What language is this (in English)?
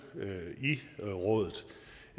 Danish